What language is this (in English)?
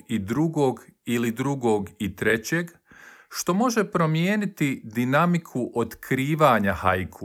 Croatian